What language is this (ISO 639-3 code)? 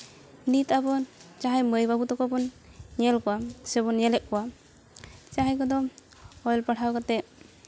sat